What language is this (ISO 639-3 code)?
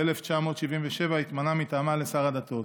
heb